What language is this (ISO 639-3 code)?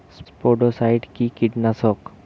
ben